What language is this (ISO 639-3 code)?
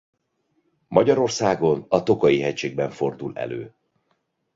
hun